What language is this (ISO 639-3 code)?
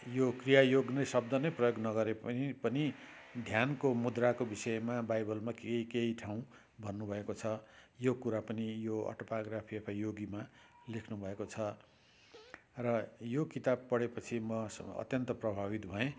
nep